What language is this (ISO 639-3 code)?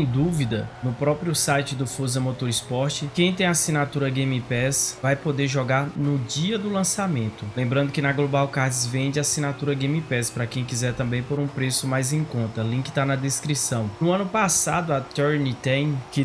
por